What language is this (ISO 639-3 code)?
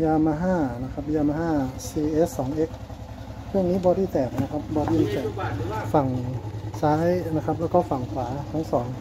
tha